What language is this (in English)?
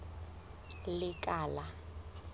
Southern Sotho